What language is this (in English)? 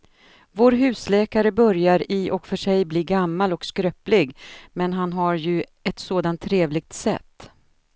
Swedish